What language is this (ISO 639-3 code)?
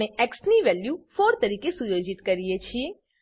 guj